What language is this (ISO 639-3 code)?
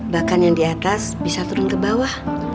ind